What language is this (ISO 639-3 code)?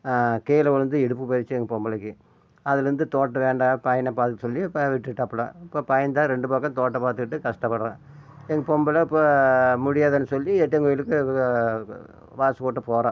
tam